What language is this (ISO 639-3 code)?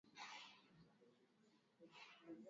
swa